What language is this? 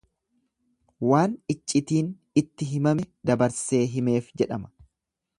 Oromo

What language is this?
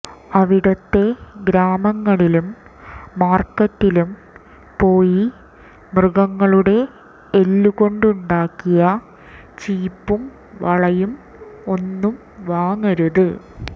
Malayalam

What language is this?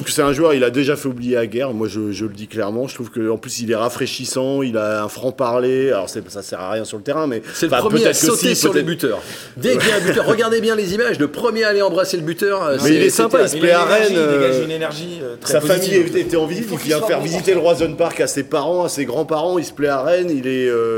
French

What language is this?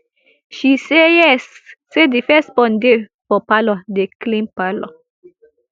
Nigerian Pidgin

